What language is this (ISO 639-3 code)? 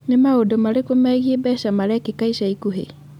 kik